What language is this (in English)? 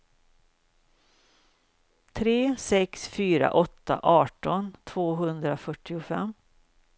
Swedish